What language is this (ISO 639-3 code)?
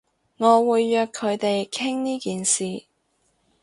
yue